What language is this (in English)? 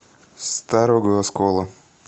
Russian